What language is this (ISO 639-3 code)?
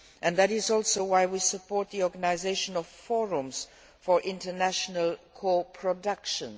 eng